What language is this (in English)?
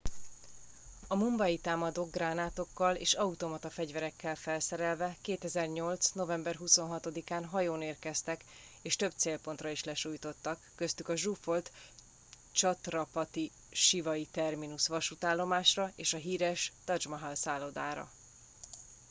Hungarian